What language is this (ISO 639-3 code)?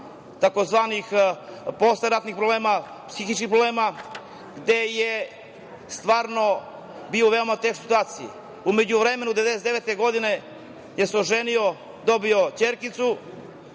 srp